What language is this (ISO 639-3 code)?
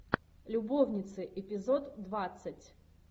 rus